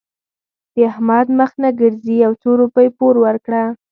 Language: Pashto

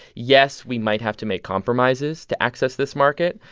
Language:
English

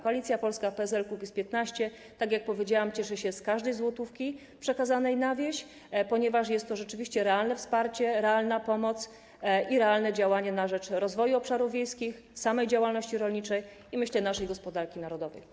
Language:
Polish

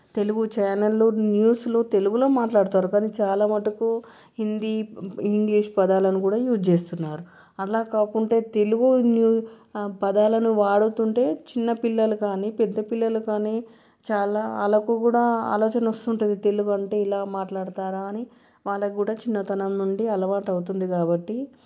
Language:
Telugu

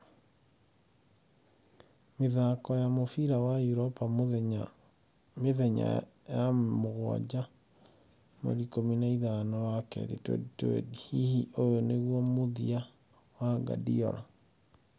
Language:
Kikuyu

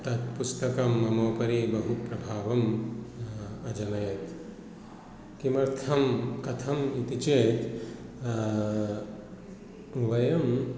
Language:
Sanskrit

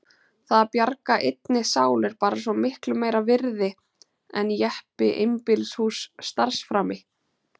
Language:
Icelandic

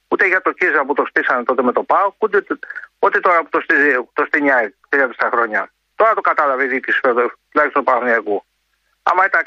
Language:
Greek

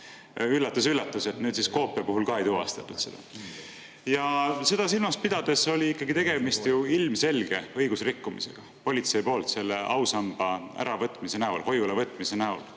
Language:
Estonian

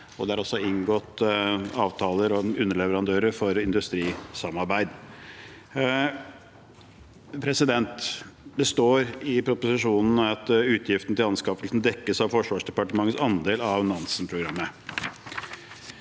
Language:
Norwegian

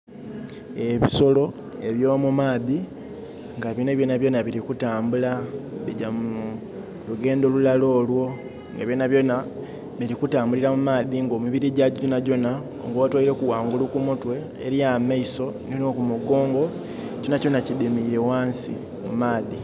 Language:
Soga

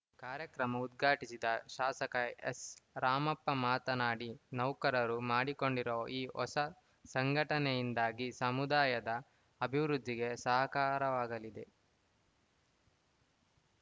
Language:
Kannada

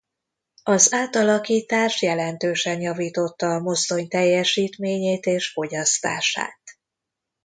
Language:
Hungarian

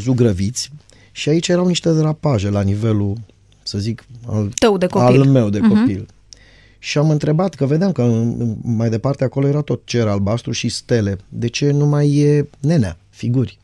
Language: Romanian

